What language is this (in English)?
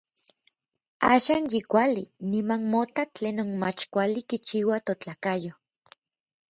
Orizaba Nahuatl